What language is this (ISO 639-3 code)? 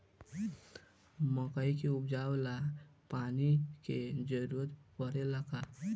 bho